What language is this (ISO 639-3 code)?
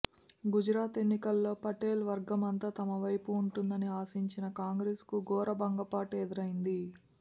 tel